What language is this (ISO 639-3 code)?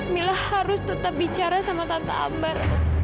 ind